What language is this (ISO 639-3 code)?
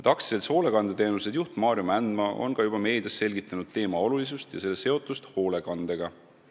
est